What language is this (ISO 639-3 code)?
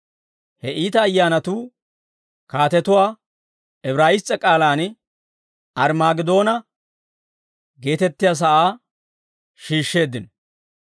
dwr